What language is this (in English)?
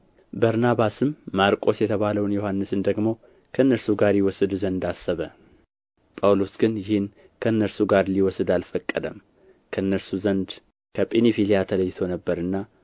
Amharic